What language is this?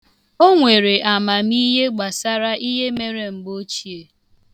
Igbo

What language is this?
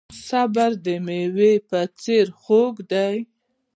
Pashto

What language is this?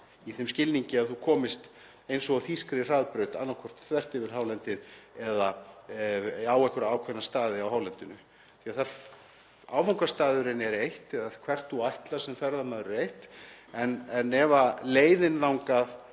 Icelandic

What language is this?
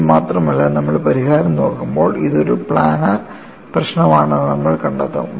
Malayalam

